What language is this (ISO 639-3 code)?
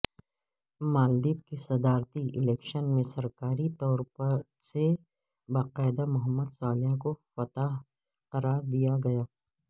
urd